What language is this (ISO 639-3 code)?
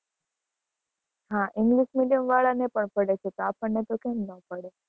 guj